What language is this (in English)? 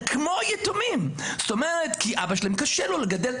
Hebrew